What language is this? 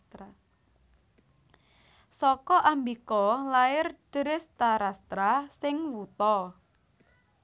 Javanese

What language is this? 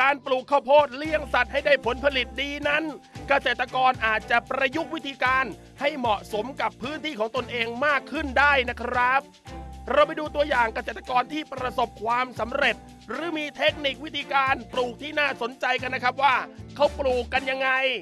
Thai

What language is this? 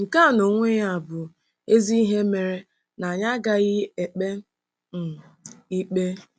Igbo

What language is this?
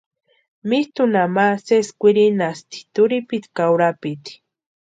Western Highland Purepecha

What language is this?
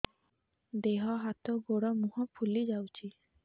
Odia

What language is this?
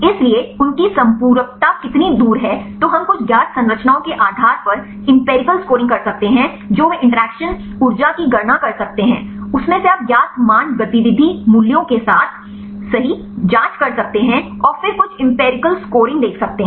Hindi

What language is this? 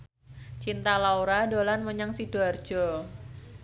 Javanese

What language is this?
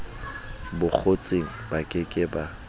Southern Sotho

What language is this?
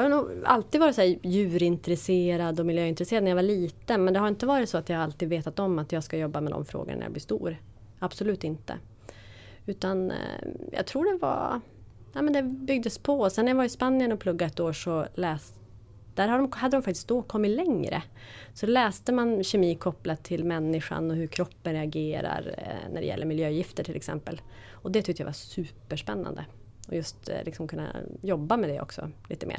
Swedish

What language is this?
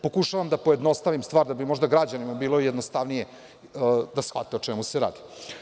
Serbian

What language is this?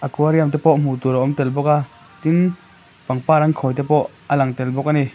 Mizo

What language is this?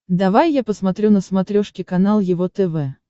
Russian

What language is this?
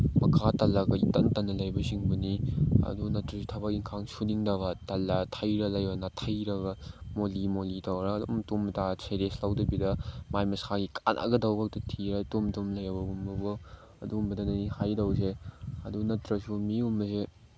Manipuri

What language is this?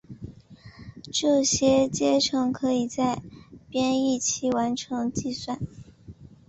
Chinese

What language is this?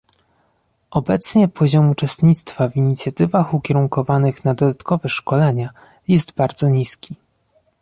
Polish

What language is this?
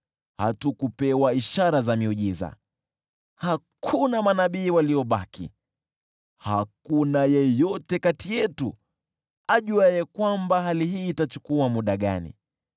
Swahili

